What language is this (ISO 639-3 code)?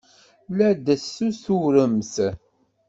kab